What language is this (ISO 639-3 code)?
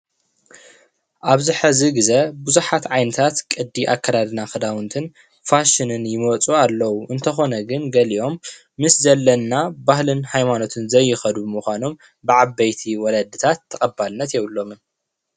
tir